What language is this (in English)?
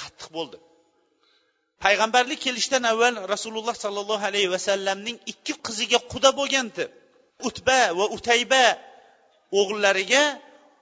Bulgarian